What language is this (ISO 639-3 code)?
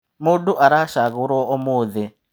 kik